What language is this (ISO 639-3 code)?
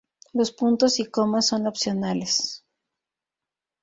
spa